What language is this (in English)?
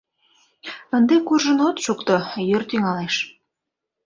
Mari